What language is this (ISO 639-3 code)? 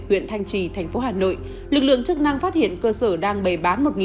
vie